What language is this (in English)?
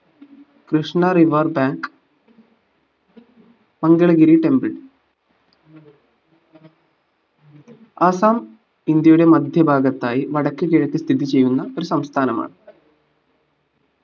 Malayalam